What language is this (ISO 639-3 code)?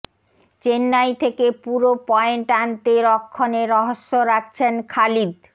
ben